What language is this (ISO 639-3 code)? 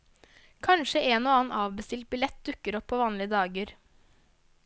nor